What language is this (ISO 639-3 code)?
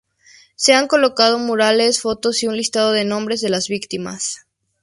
spa